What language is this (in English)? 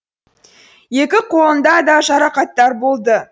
Kazakh